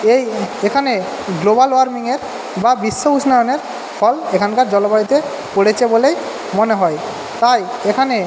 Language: Bangla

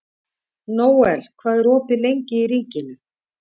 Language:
Icelandic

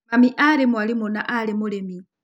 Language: Kikuyu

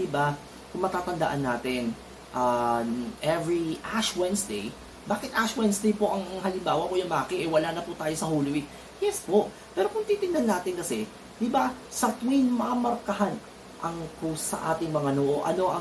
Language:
Filipino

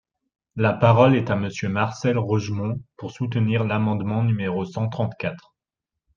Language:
French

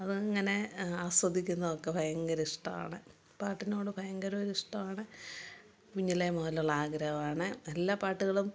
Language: Malayalam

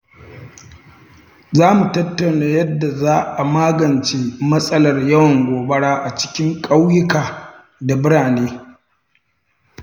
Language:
Hausa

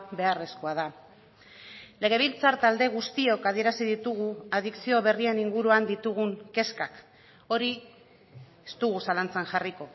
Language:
Basque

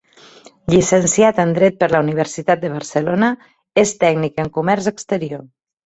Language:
Catalan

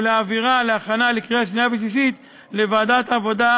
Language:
Hebrew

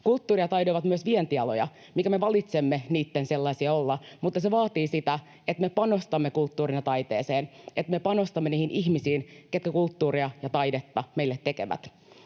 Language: Finnish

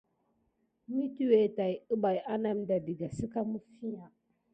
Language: Gidar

